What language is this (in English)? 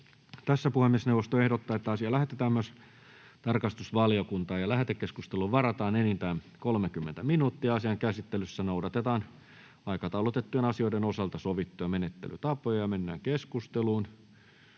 Finnish